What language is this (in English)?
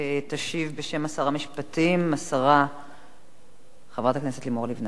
Hebrew